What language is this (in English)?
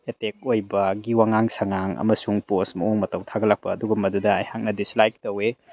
Manipuri